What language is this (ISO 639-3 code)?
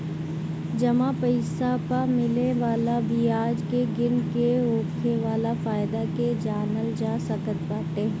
bho